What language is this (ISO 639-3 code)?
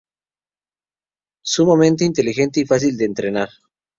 spa